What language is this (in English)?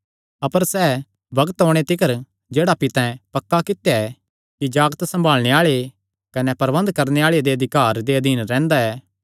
Kangri